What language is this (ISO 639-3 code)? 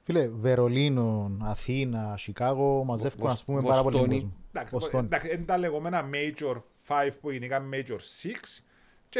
ell